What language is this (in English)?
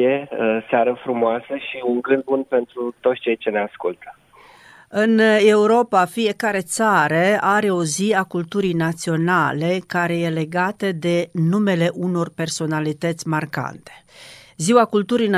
Romanian